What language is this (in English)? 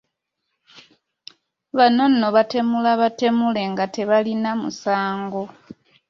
Ganda